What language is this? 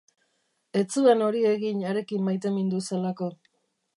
Basque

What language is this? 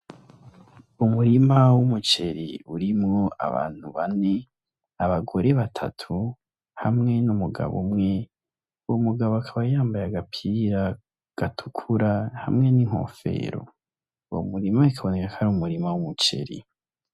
Rundi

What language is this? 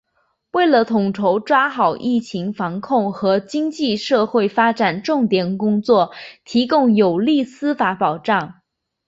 Chinese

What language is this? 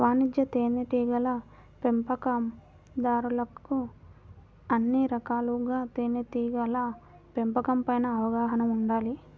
Telugu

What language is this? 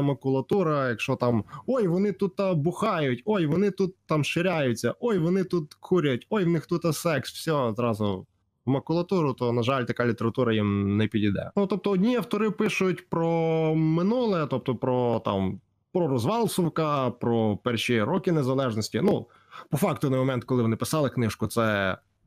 Ukrainian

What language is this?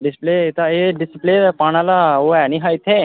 Dogri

